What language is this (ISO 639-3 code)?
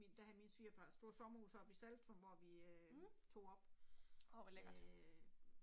dan